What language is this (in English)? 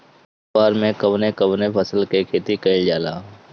Bhojpuri